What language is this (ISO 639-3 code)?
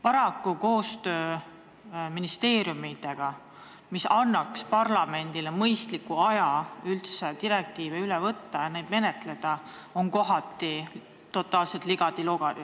est